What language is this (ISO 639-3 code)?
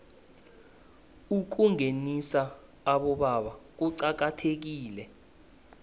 nbl